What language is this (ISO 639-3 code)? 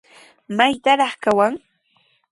qws